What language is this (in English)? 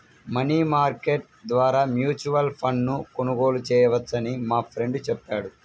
Telugu